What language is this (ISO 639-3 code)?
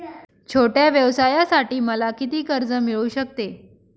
mar